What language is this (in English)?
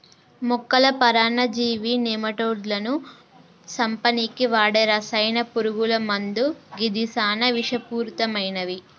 Telugu